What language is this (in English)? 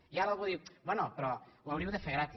Catalan